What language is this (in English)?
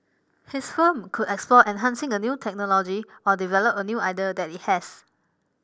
English